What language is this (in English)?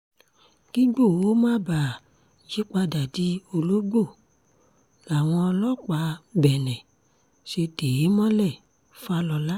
Yoruba